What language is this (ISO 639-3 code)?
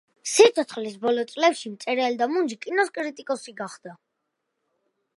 kat